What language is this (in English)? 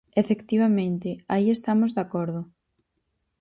Galician